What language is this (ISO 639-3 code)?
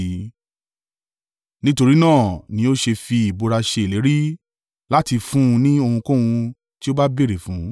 yor